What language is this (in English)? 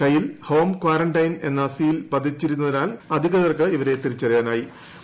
Malayalam